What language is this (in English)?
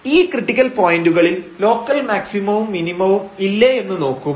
Malayalam